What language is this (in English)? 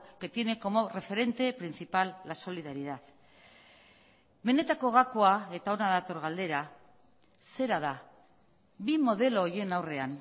Basque